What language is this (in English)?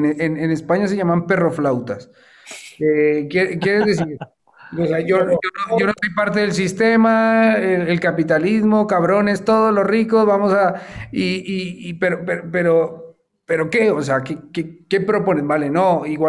Spanish